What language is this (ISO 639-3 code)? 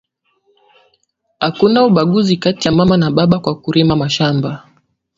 swa